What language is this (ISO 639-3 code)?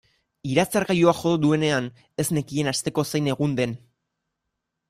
eus